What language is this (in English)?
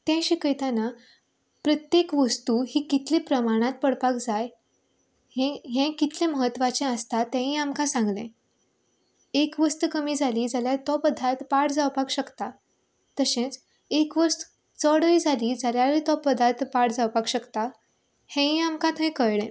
Konkani